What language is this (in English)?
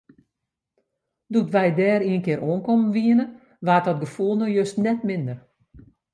Western Frisian